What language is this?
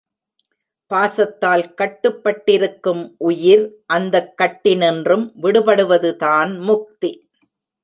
Tamil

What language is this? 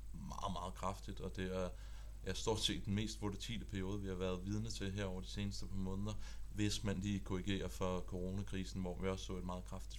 Danish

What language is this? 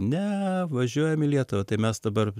Lithuanian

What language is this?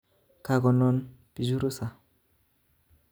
Kalenjin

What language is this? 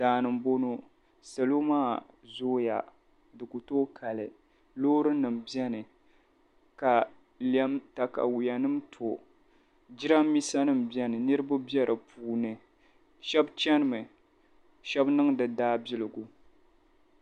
Dagbani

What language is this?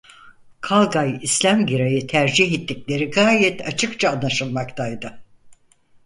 Turkish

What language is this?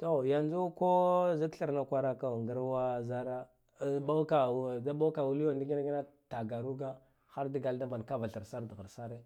Guduf-Gava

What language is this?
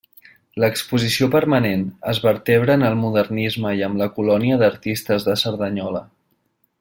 Catalan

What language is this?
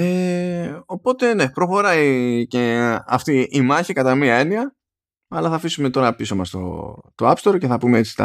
Greek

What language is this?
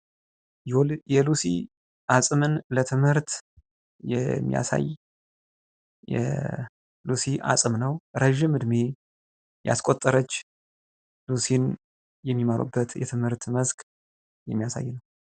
Amharic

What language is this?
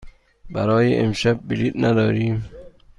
Persian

